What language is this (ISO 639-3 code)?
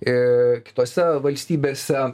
lit